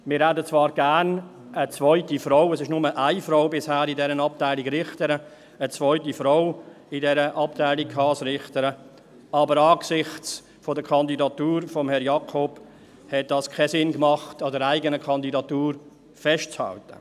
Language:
Swiss German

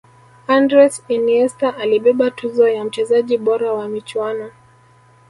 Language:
Swahili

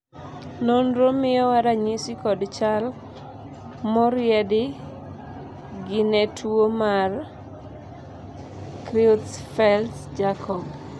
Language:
Luo (Kenya and Tanzania)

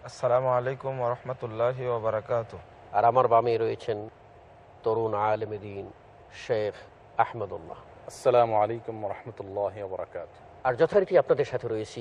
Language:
Hebrew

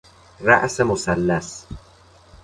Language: Persian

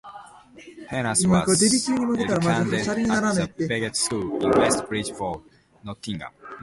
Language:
English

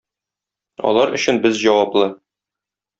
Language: Tatar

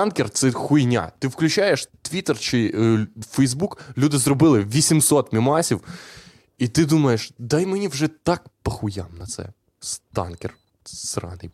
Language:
Ukrainian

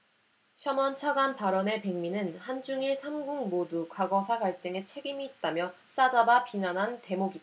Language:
Korean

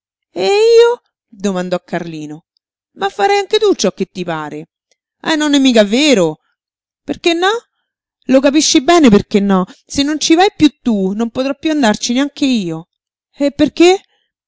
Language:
Italian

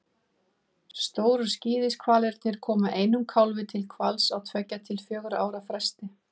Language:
Icelandic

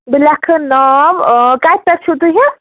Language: Kashmiri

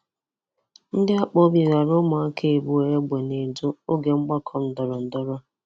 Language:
Igbo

